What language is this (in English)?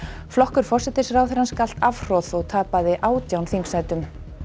Icelandic